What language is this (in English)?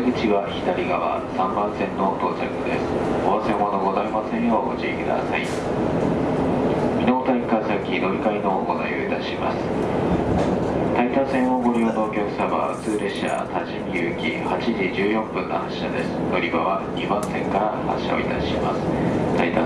Japanese